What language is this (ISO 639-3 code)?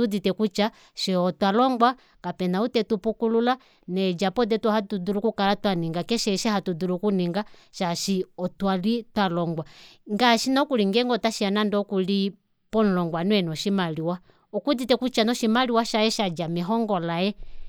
kua